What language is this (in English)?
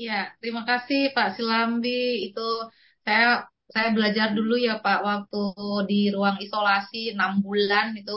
Indonesian